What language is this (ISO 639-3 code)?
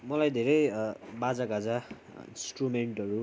nep